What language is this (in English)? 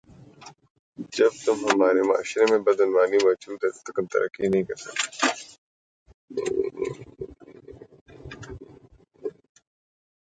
Urdu